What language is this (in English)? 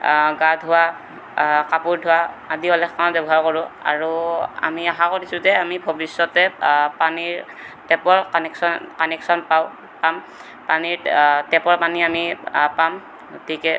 Assamese